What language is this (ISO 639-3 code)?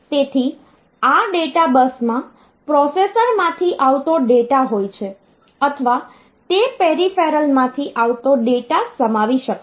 guj